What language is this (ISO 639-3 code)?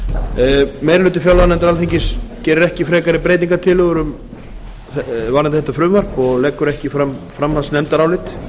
isl